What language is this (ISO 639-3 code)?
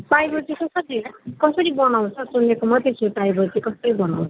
nep